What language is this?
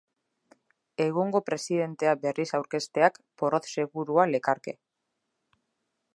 Basque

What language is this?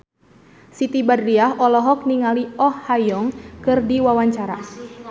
Sundanese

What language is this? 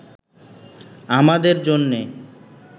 Bangla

